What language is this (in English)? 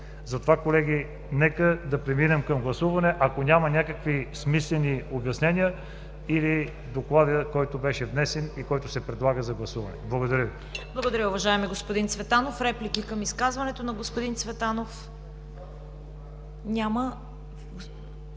Bulgarian